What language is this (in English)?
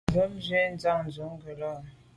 Medumba